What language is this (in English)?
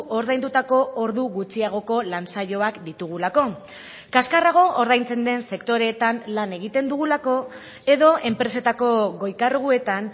Basque